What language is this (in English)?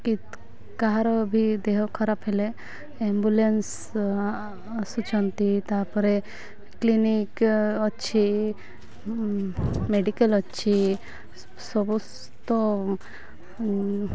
Odia